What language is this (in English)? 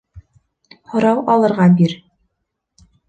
Bashkir